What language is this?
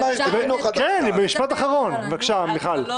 Hebrew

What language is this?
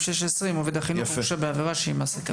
Hebrew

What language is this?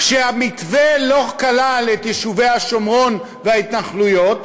Hebrew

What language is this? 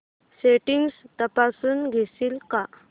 Marathi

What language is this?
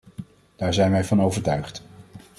Dutch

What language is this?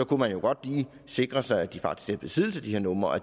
Danish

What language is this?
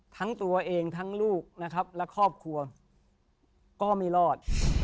Thai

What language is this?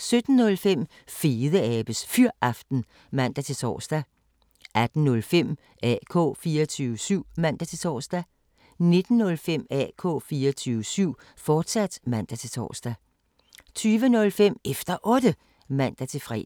Danish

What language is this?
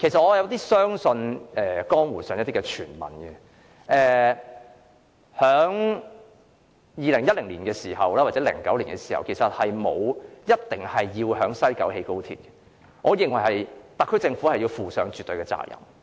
Cantonese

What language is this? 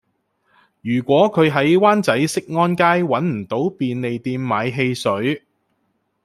Cantonese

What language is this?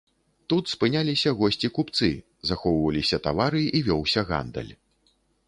Belarusian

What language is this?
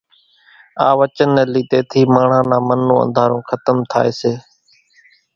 Kachi Koli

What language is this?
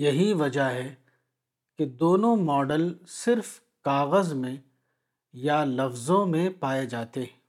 Urdu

